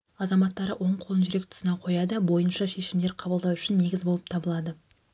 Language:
Kazakh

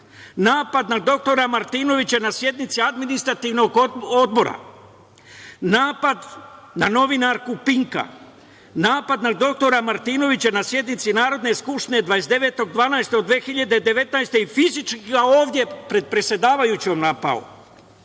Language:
Serbian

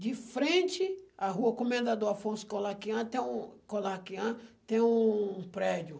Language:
Portuguese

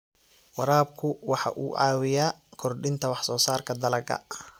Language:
Somali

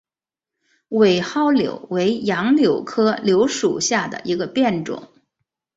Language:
Chinese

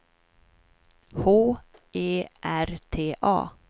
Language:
Swedish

